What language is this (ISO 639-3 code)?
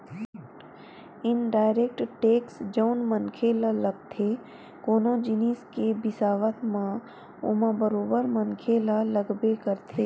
hne